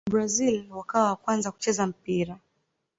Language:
Swahili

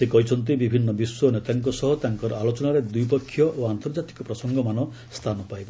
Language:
Odia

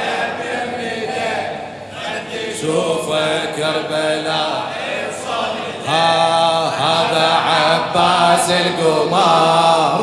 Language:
Arabic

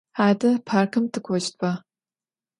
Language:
Adyghe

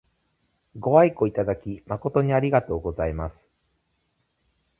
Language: Japanese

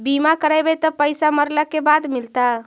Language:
Magahi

